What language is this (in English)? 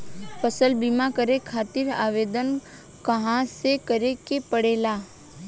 Bhojpuri